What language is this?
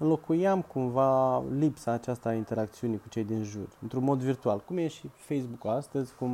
Romanian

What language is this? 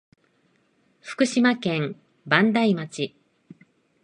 Japanese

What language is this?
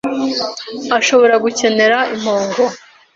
Kinyarwanda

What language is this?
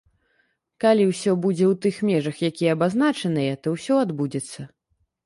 Belarusian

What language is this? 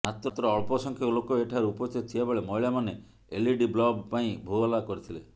Odia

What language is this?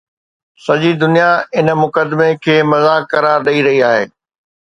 Sindhi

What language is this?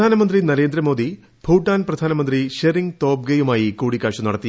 Malayalam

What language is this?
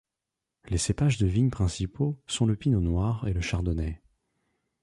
French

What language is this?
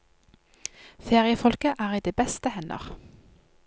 Norwegian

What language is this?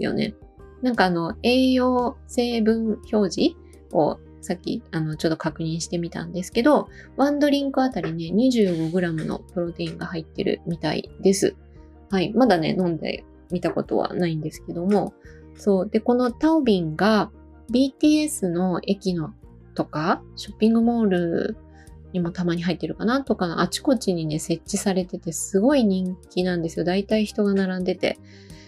Japanese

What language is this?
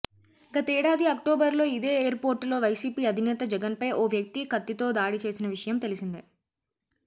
Telugu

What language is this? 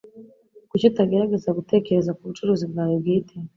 Kinyarwanda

